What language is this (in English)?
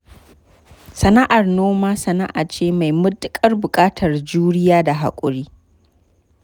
Hausa